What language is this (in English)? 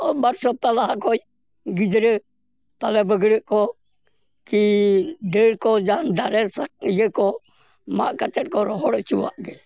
Santali